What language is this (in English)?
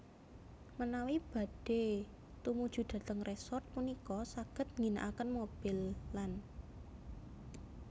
Javanese